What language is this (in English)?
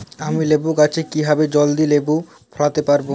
Bangla